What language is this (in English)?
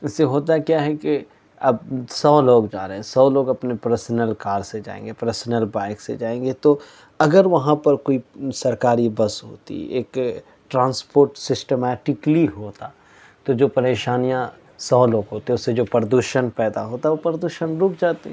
Urdu